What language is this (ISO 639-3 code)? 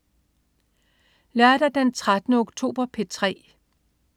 dan